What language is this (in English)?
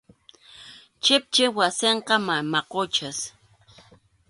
Arequipa-La Unión Quechua